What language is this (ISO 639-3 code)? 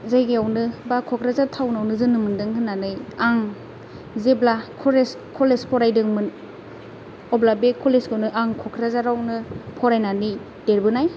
brx